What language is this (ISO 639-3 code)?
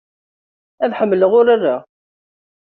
kab